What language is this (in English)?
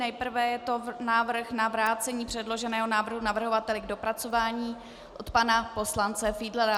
Czech